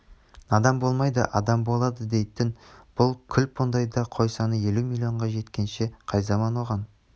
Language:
Kazakh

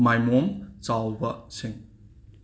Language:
Manipuri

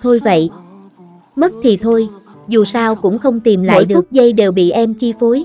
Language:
Vietnamese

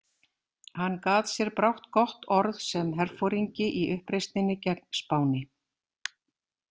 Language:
Icelandic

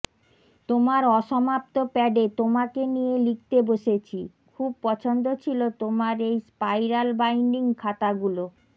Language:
Bangla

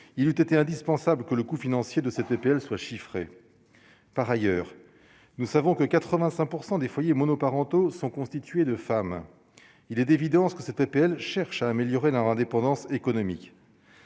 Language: French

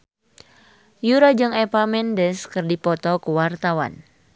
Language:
Sundanese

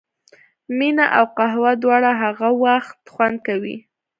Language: Pashto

